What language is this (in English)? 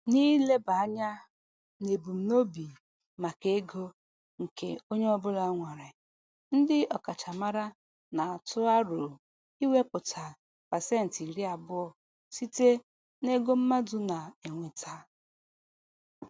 Igbo